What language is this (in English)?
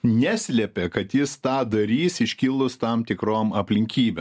Lithuanian